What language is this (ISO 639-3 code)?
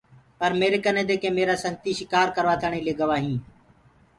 ggg